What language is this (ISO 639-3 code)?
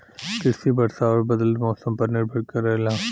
bho